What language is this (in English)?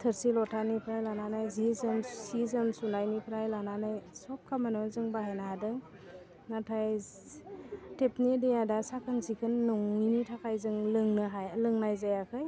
Bodo